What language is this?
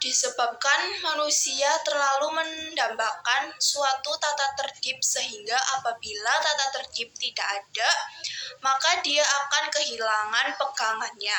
Indonesian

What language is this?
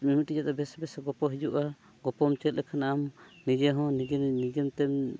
Santali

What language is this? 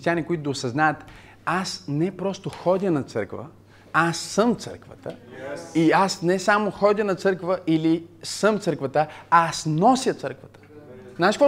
Bulgarian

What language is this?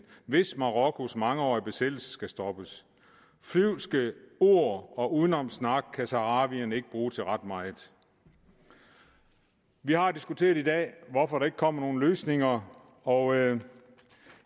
Danish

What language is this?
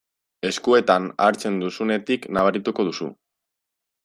Basque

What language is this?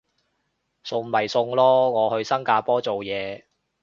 Cantonese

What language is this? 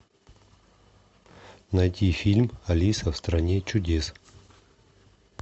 Russian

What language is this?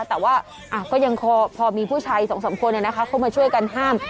Thai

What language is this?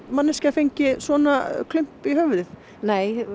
Icelandic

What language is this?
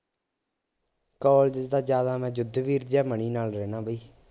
Punjabi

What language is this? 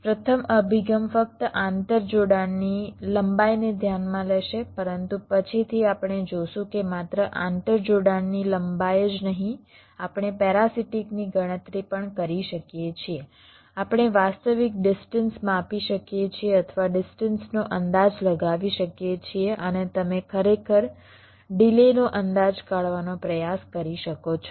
Gujarati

